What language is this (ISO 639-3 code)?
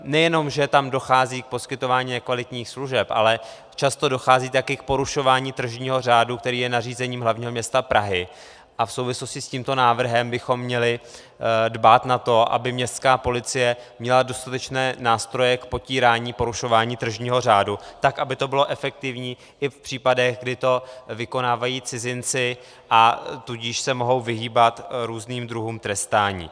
ces